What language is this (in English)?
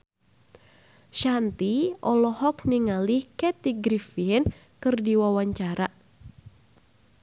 Sundanese